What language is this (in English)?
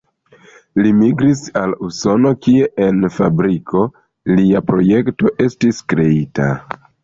Esperanto